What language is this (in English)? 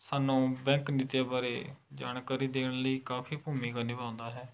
Punjabi